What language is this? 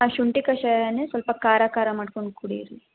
Kannada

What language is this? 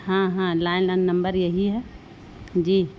Urdu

